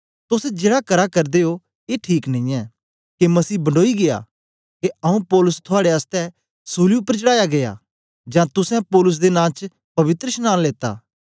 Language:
Dogri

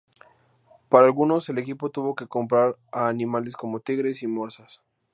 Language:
Spanish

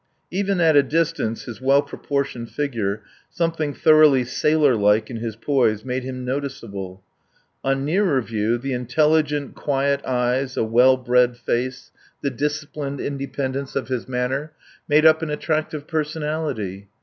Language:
English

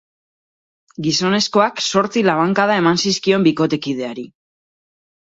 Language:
Basque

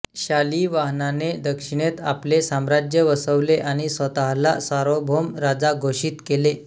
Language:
Marathi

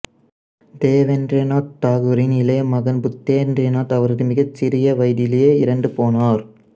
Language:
Tamil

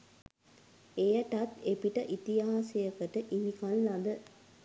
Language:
Sinhala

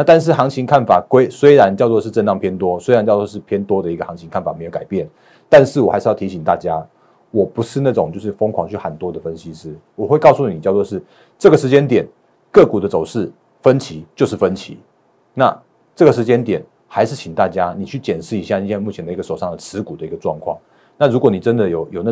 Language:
Chinese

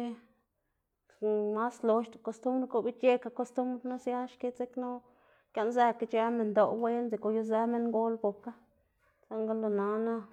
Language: Xanaguía Zapotec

